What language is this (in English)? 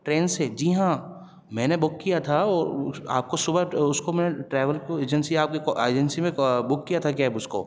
Urdu